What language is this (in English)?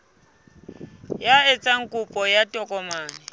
Southern Sotho